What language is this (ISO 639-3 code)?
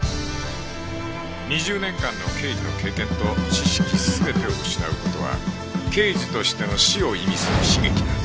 jpn